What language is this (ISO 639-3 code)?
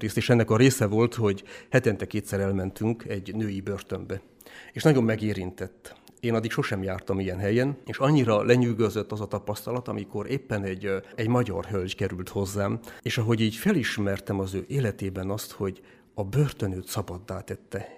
hun